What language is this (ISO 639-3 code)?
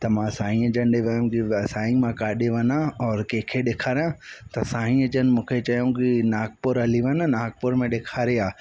snd